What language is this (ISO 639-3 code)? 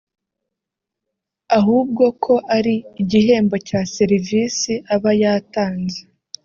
kin